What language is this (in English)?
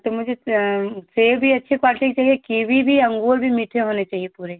Hindi